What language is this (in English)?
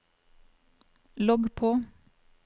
Norwegian